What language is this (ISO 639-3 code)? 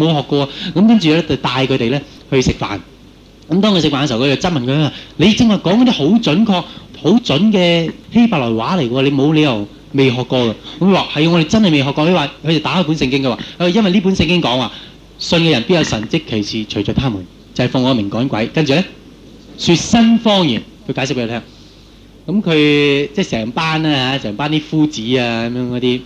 zho